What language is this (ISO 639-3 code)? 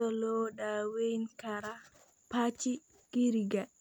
som